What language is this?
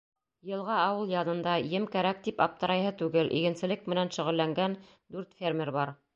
Bashkir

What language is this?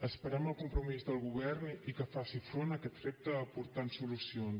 Catalan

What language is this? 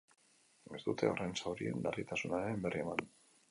Basque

